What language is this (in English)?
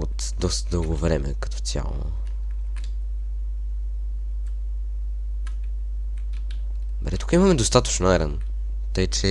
Bulgarian